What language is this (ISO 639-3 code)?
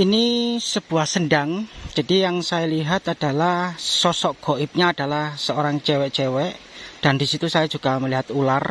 ind